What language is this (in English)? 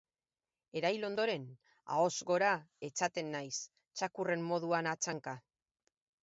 Basque